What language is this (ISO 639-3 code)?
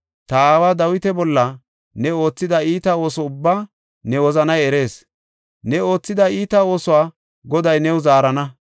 gof